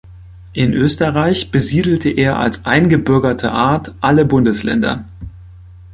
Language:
German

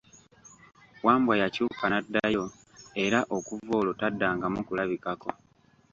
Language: Ganda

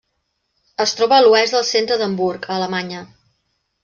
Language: Catalan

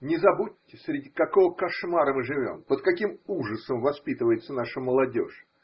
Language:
Russian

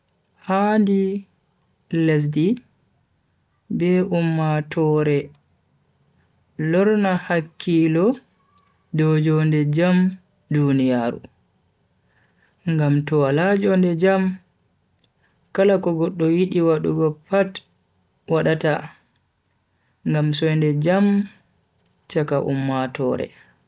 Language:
Bagirmi Fulfulde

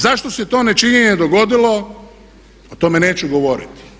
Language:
Croatian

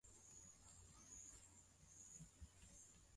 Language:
Swahili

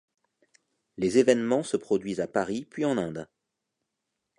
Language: French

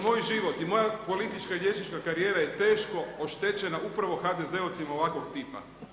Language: Croatian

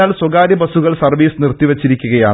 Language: Malayalam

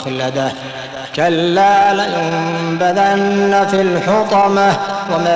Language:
Arabic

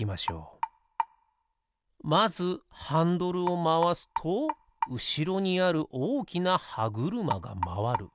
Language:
Japanese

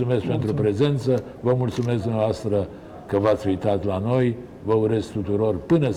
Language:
Romanian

